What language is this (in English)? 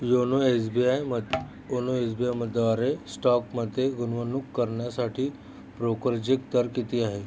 Marathi